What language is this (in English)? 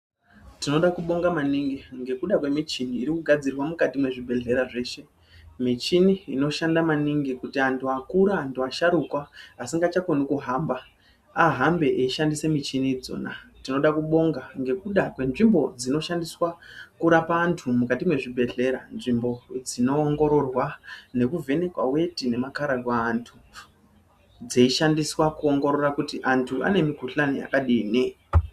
Ndau